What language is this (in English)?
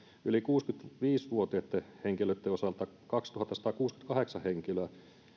Finnish